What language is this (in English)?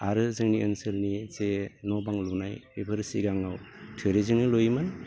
Bodo